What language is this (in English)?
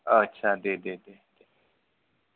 Bodo